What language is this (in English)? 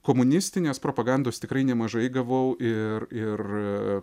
Lithuanian